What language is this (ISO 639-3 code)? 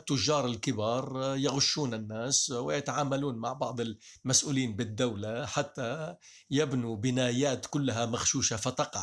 ara